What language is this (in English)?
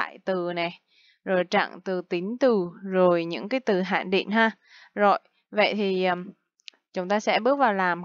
Vietnamese